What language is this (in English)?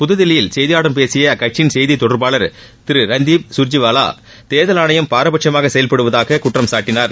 Tamil